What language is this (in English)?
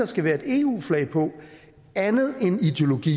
Danish